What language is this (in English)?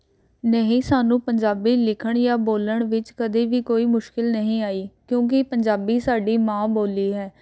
Punjabi